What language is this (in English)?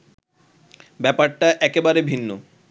Bangla